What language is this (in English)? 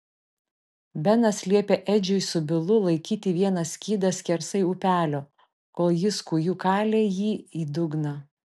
Lithuanian